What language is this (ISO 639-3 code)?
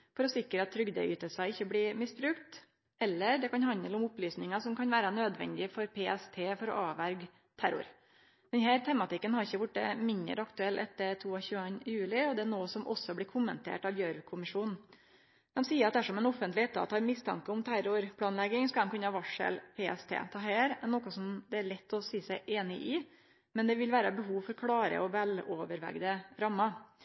nno